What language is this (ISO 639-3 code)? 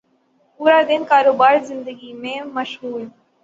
urd